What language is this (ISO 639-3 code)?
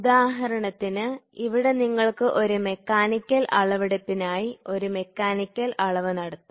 mal